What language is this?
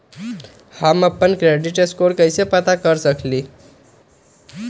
Magahi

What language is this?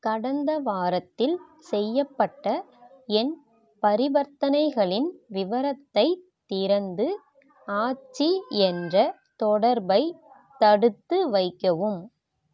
Tamil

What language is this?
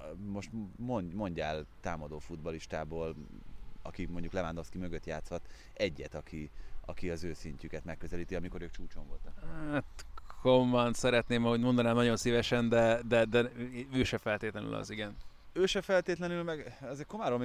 Hungarian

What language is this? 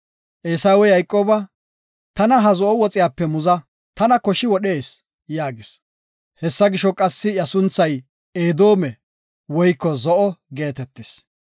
Gofa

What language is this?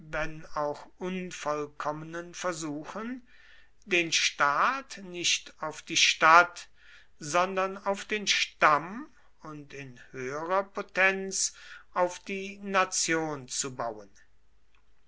German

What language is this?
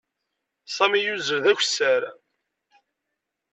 Kabyle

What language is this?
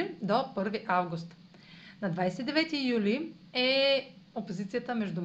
Bulgarian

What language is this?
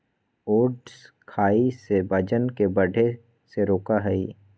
Magahi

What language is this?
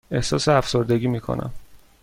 Persian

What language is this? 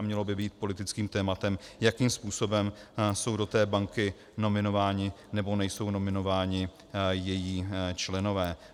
Czech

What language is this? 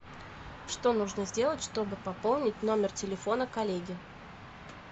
Russian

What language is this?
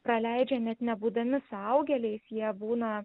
Lithuanian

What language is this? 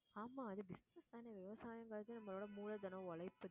Tamil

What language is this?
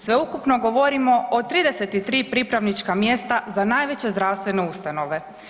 Croatian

